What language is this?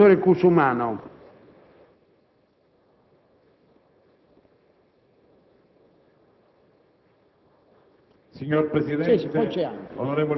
Italian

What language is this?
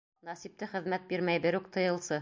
Bashkir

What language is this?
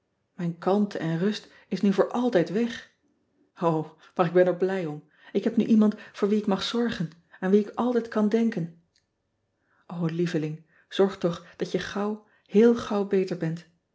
Dutch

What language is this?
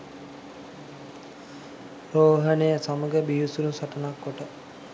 Sinhala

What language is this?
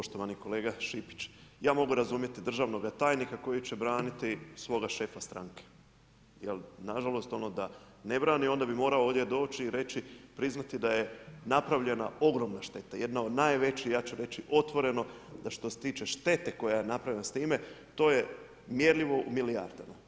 Croatian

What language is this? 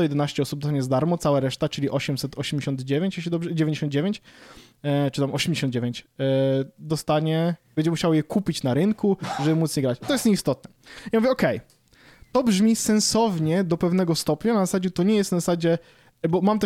Polish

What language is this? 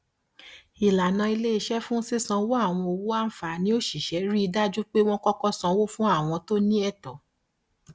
Yoruba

